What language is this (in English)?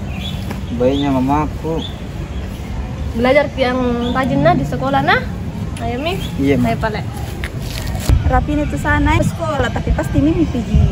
Indonesian